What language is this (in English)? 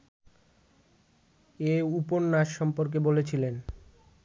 Bangla